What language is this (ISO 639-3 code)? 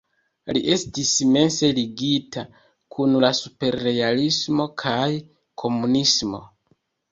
epo